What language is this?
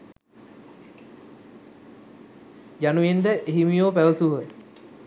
Sinhala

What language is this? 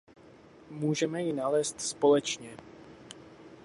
Czech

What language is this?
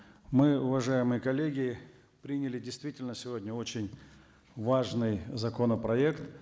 Kazakh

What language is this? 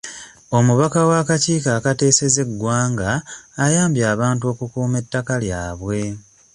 Ganda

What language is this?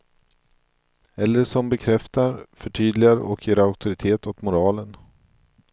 Swedish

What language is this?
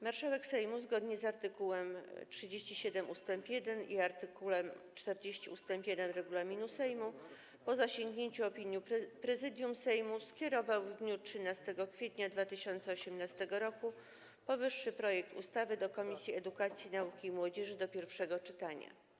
Polish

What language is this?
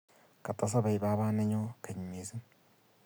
Kalenjin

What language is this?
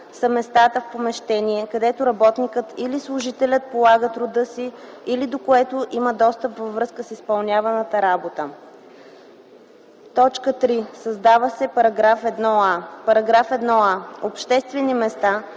Bulgarian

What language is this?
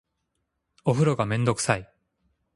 Japanese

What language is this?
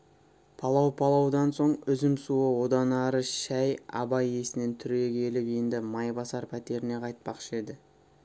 Kazakh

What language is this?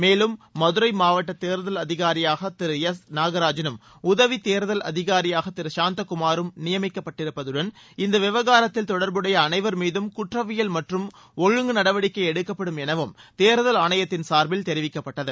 Tamil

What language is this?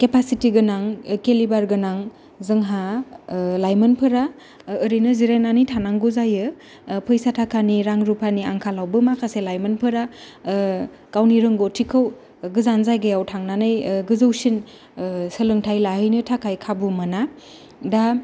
Bodo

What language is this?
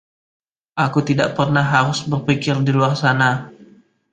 Indonesian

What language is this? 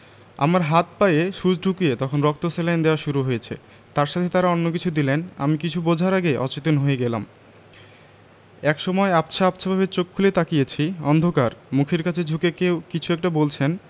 Bangla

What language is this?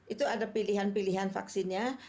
Indonesian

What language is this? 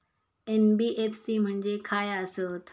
Marathi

